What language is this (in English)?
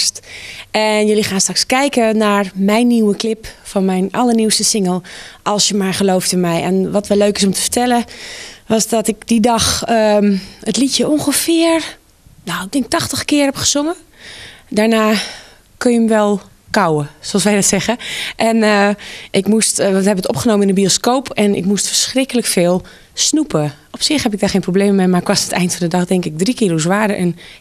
Dutch